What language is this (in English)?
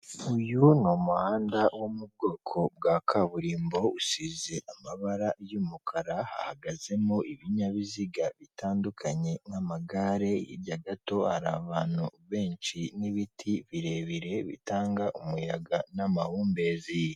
Kinyarwanda